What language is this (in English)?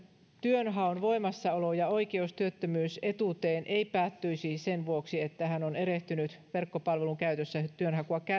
Finnish